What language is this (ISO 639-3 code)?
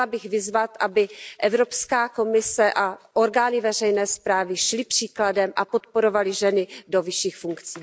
ces